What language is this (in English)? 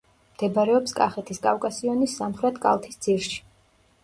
Georgian